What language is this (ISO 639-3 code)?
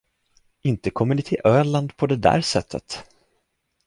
swe